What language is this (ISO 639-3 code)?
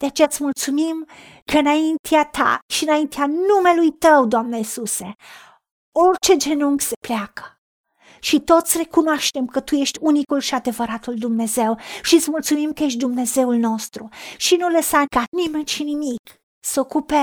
ron